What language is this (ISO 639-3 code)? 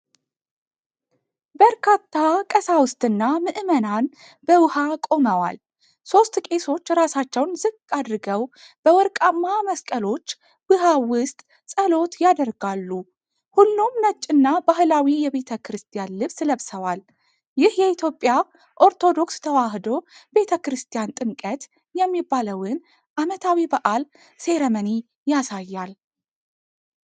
amh